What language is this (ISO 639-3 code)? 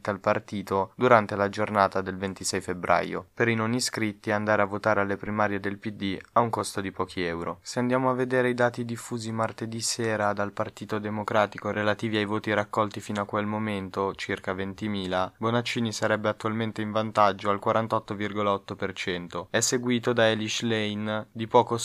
ita